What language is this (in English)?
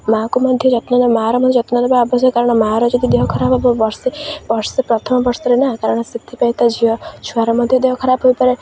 Odia